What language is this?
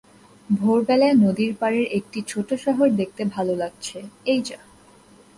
Bangla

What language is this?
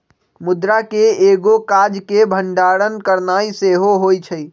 Magahi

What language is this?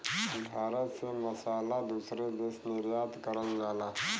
Bhojpuri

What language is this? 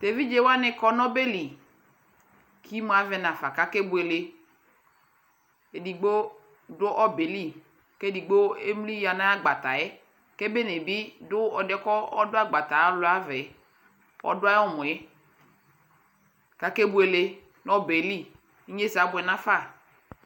Ikposo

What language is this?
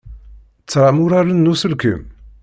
Kabyle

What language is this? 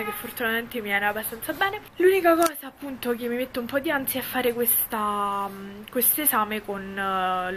Italian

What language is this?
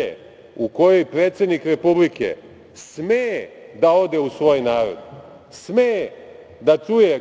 Serbian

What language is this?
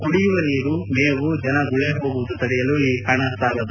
Kannada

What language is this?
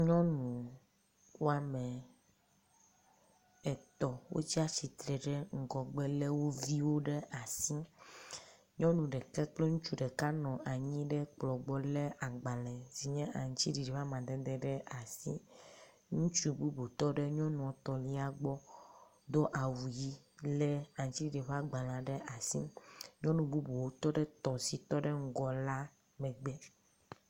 Ewe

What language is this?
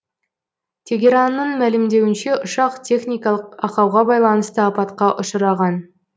Kazakh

